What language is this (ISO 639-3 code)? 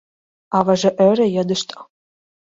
chm